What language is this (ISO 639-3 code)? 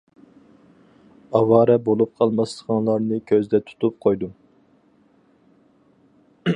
uig